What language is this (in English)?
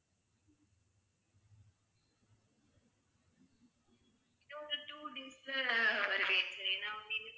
Tamil